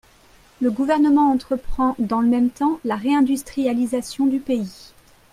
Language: French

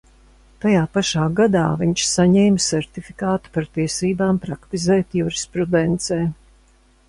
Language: Latvian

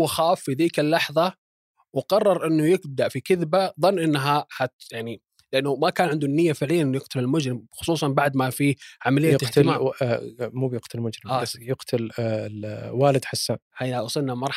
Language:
Arabic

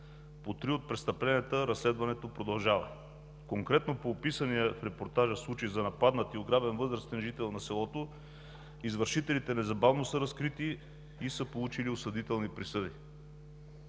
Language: Bulgarian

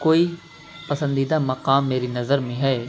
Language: Urdu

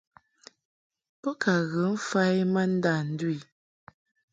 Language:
Mungaka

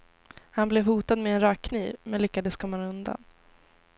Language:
Swedish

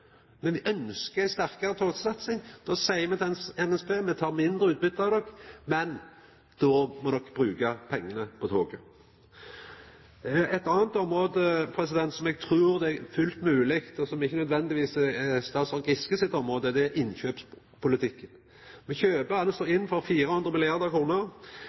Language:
Norwegian Nynorsk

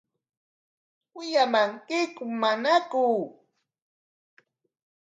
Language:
Corongo Ancash Quechua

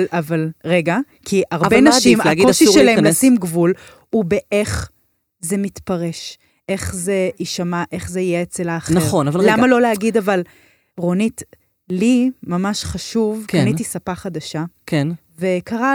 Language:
Hebrew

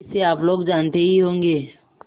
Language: Hindi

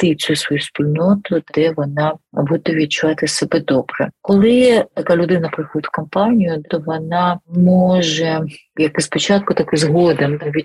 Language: Ukrainian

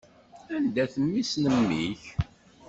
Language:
Kabyle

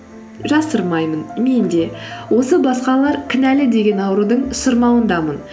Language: Kazakh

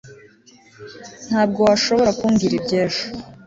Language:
Kinyarwanda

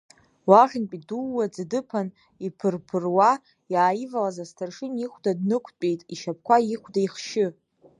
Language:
Abkhazian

